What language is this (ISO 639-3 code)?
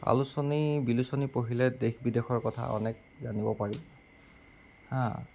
asm